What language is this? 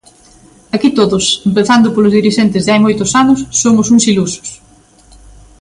Galician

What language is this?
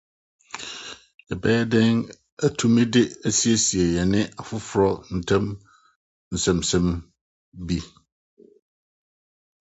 Akan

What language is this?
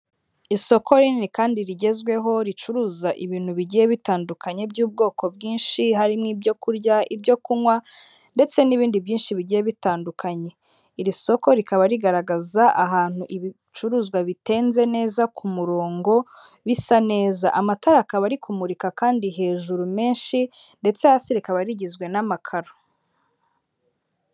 Kinyarwanda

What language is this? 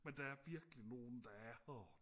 Danish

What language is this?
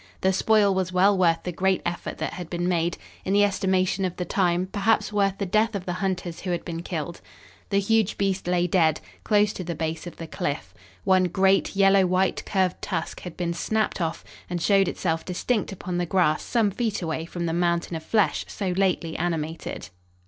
English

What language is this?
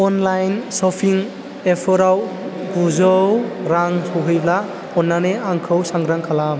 Bodo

